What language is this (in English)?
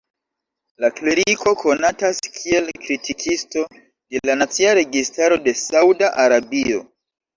Esperanto